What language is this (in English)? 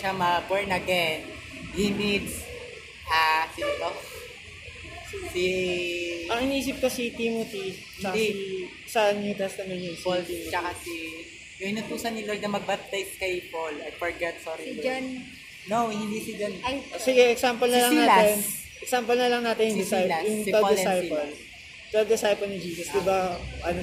Filipino